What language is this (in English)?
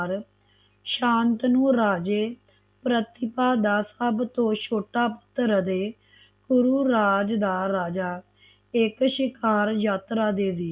Punjabi